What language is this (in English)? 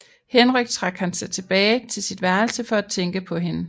Danish